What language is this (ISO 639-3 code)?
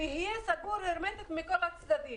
heb